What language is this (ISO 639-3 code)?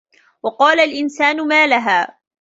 ara